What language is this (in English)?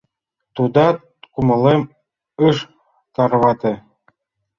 Mari